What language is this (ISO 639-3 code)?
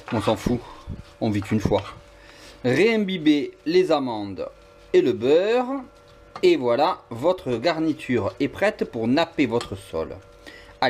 fra